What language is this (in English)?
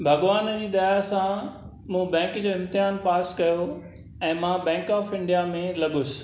Sindhi